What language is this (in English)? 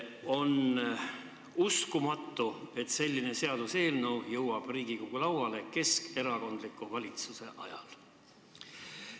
Estonian